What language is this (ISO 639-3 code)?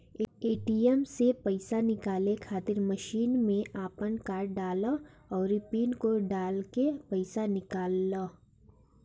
bho